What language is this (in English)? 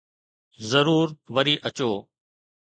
Sindhi